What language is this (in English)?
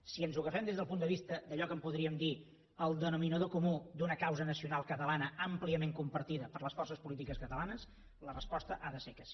Catalan